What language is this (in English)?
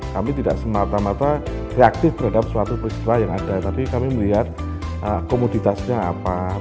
Indonesian